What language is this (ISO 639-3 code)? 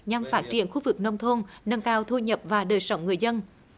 vie